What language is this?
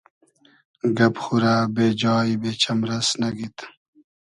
Hazaragi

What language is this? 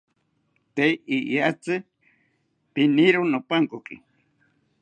South Ucayali Ashéninka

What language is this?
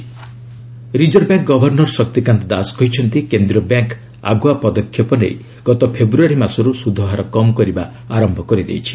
Odia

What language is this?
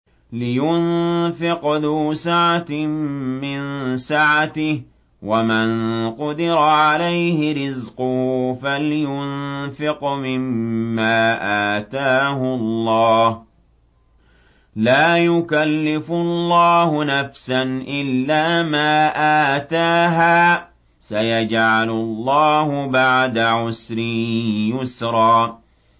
Arabic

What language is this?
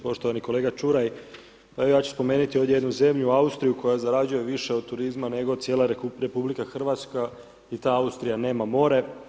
Croatian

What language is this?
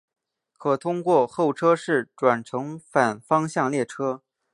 Chinese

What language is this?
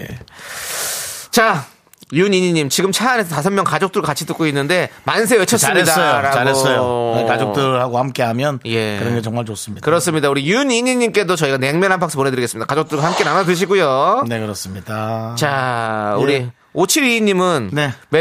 Korean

